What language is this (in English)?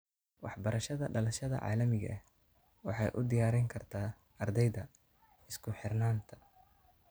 Somali